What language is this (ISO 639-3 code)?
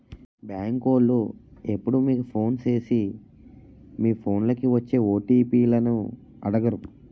tel